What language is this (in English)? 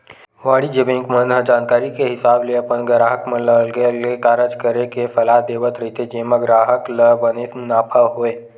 Chhattisgarhi